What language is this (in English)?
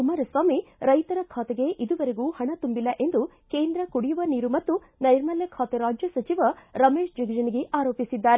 Kannada